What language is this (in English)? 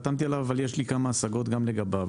Hebrew